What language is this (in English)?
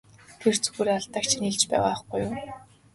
Mongolian